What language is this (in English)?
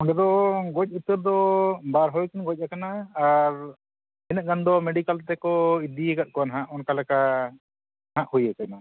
Santali